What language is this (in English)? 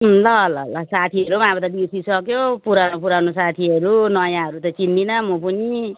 Nepali